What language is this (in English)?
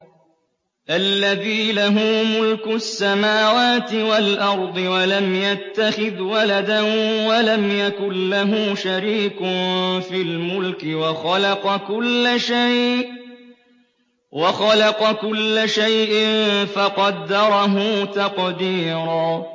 Arabic